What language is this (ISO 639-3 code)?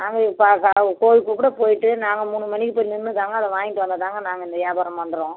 tam